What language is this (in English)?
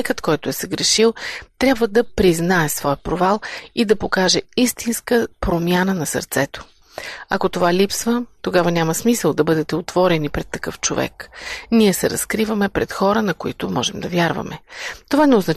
Bulgarian